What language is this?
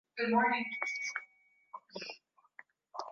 Swahili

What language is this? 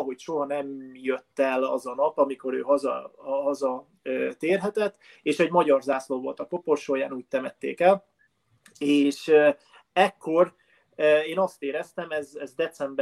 Hungarian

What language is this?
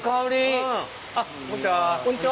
Japanese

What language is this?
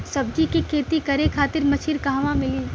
Bhojpuri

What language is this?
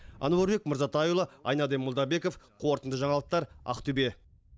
Kazakh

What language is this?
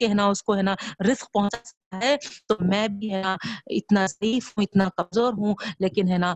Urdu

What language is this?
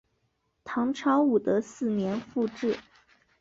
Chinese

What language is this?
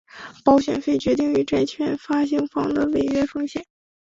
Chinese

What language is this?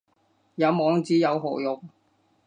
Cantonese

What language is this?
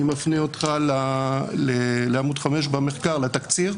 Hebrew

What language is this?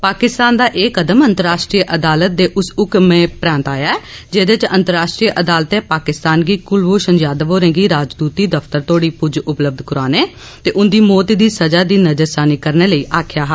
Dogri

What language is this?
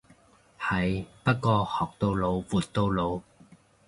Cantonese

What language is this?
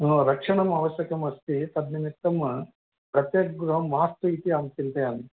Sanskrit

